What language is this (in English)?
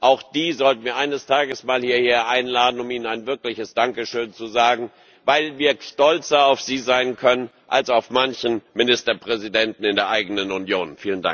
German